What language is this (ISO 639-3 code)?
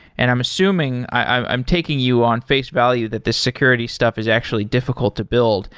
eng